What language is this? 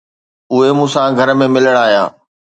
Sindhi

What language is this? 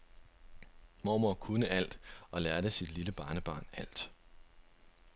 Danish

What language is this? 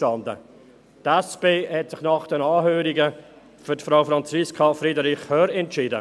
Swiss German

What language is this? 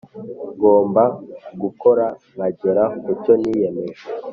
Kinyarwanda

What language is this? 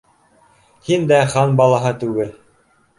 Bashkir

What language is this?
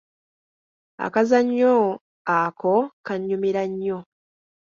Ganda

